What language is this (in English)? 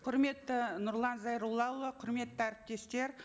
Kazakh